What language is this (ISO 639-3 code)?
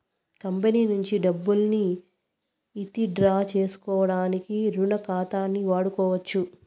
tel